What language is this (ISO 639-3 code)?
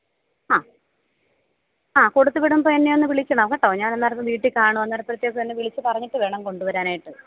mal